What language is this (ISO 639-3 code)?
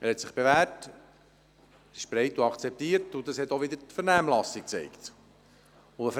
gsw